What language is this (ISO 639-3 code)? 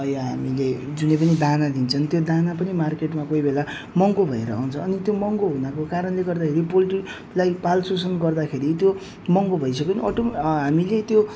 nep